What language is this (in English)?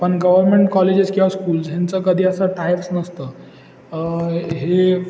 Marathi